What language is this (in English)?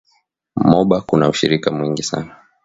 Swahili